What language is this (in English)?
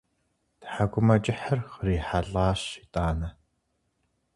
Kabardian